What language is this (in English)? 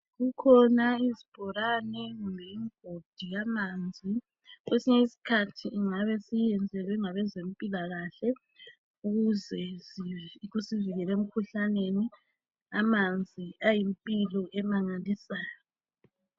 North Ndebele